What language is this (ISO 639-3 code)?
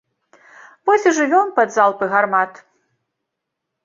bel